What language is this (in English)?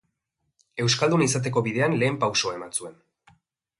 Basque